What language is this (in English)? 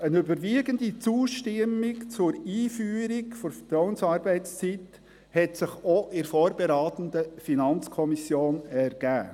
Swiss German